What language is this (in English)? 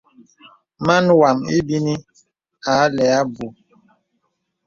Bebele